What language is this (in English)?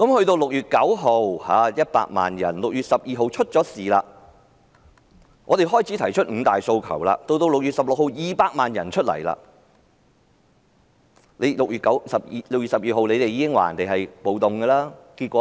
Cantonese